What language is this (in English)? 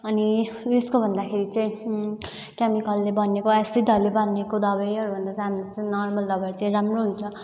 Nepali